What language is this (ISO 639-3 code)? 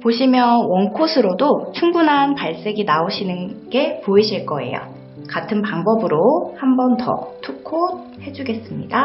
kor